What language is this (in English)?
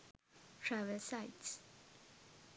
Sinhala